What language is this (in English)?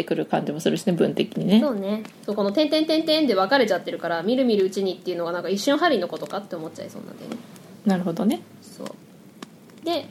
Japanese